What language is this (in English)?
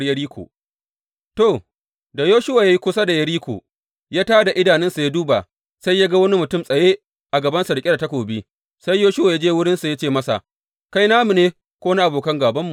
Hausa